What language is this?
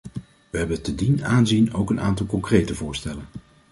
Dutch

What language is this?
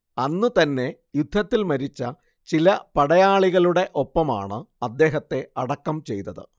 Malayalam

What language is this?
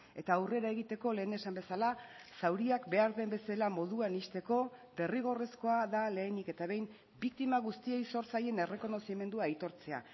Basque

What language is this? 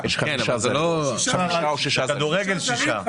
Hebrew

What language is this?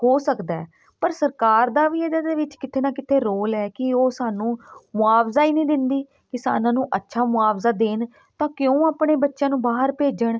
Punjabi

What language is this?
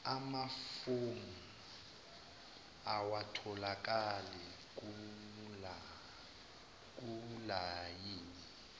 Zulu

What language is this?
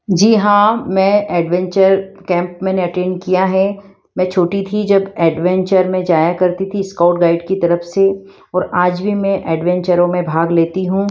Hindi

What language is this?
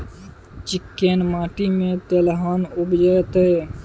Maithili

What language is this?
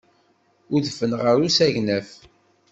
Kabyle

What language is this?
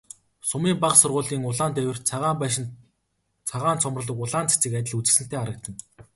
Mongolian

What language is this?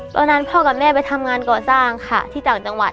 Thai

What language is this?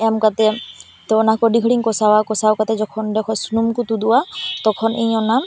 Santali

